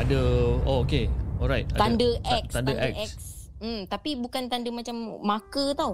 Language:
Malay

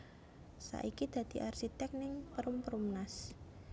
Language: Javanese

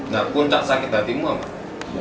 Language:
Indonesian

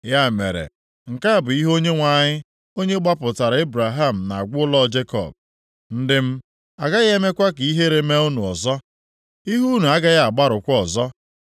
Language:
Igbo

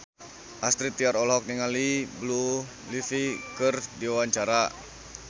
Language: Sundanese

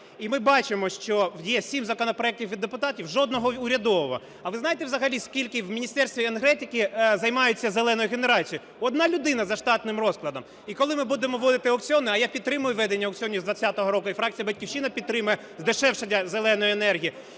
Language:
Ukrainian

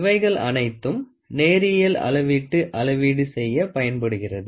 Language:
Tamil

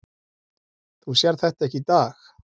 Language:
Icelandic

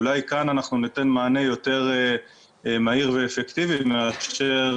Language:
Hebrew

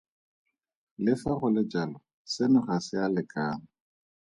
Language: Tswana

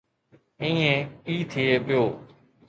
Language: Sindhi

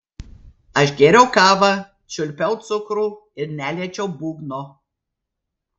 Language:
Lithuanian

